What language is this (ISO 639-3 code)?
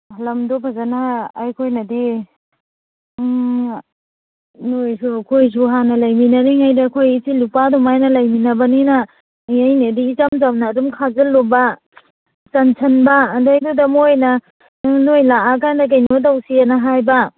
mni